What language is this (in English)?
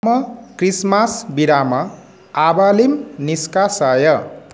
Sanskrit